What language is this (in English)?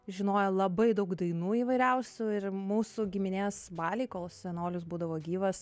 Lithuanian